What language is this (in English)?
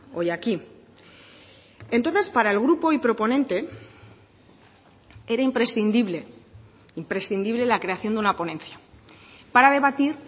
Spanish